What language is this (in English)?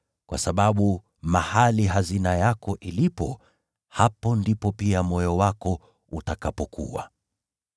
Swahili